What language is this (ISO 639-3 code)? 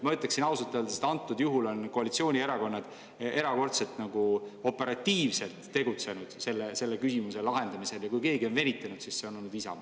est